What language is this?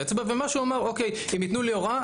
Hebrew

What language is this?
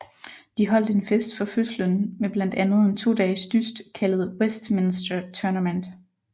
Danish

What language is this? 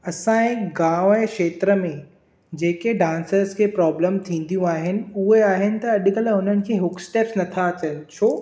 Sindhi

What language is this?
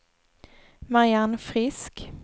Swedish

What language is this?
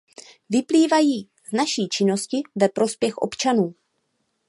Czech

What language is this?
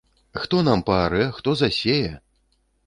Belarusian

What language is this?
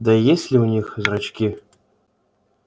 Russian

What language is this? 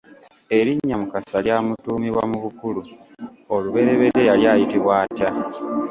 Ganda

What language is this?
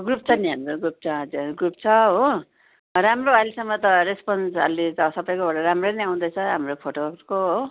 Nepali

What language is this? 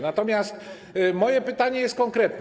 Polish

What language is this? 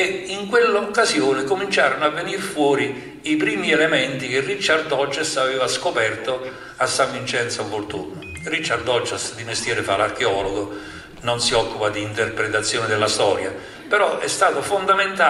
Italian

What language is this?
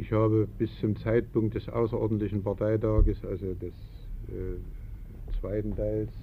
German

